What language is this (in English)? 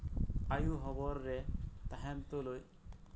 Santali